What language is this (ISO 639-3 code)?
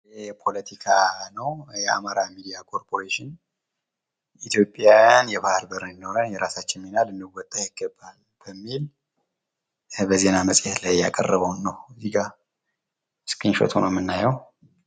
amh